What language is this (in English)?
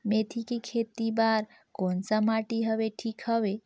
Chhattisgarhi